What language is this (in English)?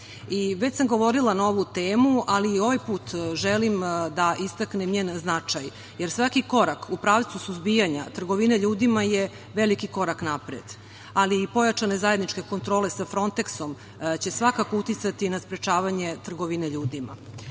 Serbian